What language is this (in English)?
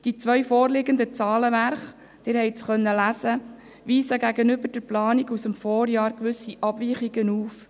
Swiss German